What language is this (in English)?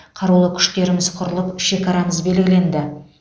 Kazakh